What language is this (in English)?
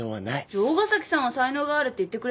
Japanese